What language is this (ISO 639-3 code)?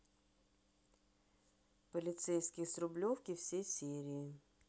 rus